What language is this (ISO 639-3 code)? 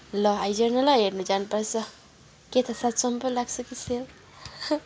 nep